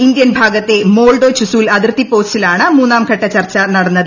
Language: Malayalam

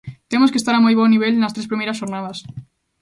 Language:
Galician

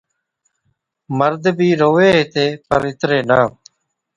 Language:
Od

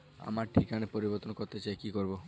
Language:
Bangla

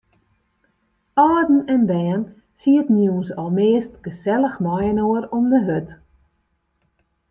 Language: Western Frisian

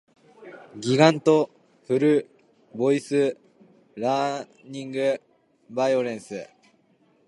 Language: Japanese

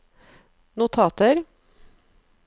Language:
Norwegian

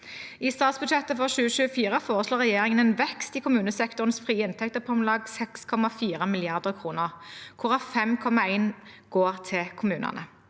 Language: Norwegian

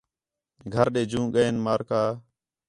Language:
Khetrani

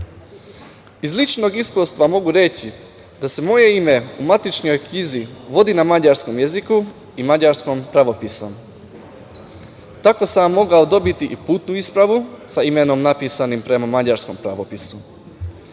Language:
Serbian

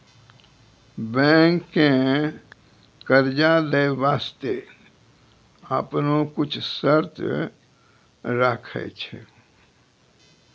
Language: Maithili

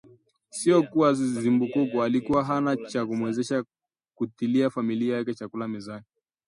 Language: Swahili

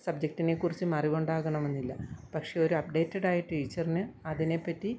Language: Malayalam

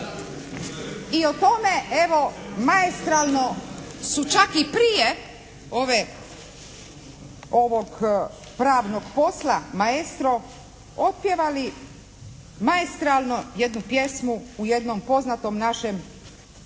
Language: Croatian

